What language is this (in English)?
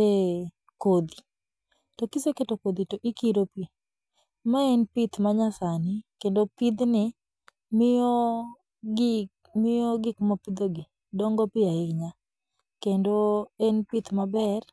Luo (Kenya and Tanzania)